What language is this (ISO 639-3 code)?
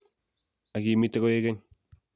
kln